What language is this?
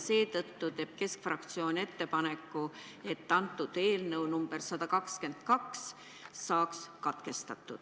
Estonian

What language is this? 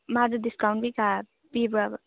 Manipuri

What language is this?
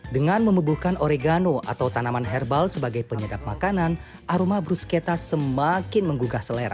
Indonesian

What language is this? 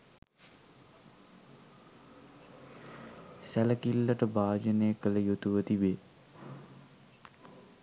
Sinhala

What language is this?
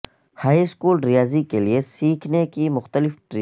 Urdu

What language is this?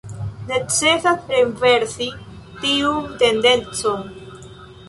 Esperanto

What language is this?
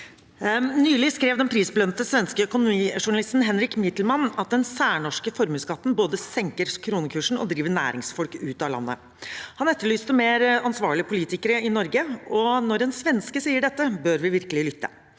Norwegian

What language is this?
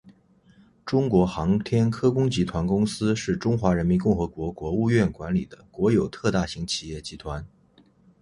Chinese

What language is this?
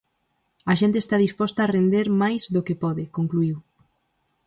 Galician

